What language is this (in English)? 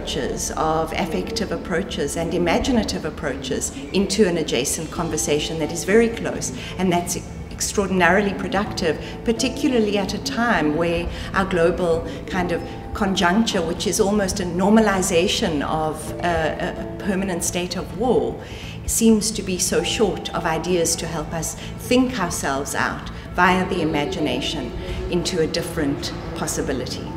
English